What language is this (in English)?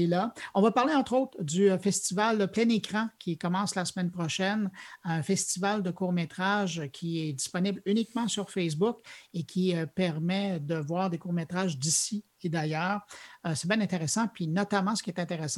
French